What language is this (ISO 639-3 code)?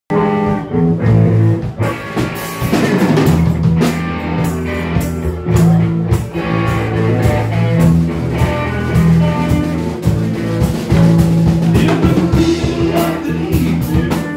eng